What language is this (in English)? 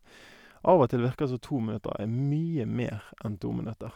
Norwegian